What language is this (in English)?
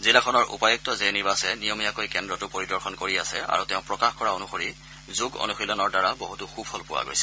Assamese